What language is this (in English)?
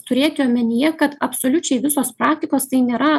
Lithuanian